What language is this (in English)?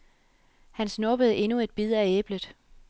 Danish